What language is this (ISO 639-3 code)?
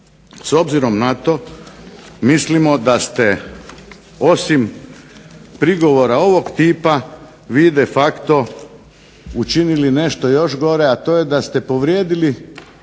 hrv